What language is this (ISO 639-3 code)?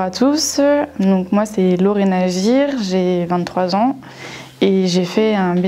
fra